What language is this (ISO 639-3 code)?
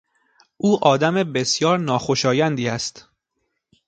fas